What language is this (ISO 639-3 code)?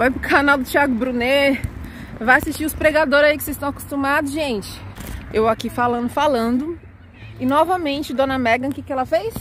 por